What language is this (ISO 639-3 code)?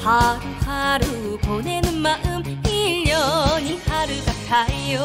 kor